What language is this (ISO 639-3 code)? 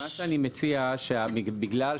heb